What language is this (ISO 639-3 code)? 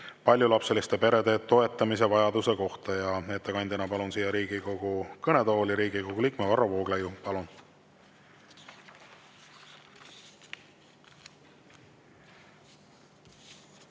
est